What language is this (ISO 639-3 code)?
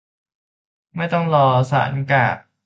tha